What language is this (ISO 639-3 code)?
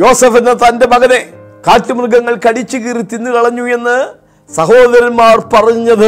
mal